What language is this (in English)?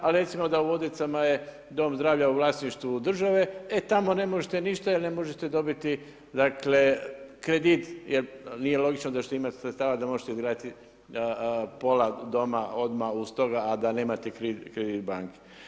Croatian